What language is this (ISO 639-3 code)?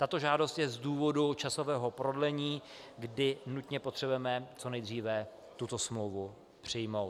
ces